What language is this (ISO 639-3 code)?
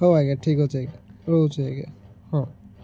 ori